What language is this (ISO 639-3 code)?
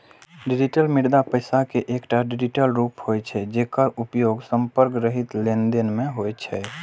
mai